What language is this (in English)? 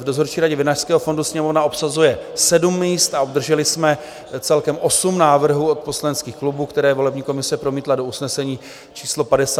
Czech